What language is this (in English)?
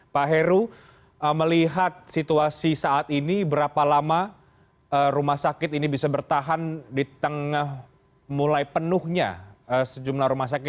Indonesian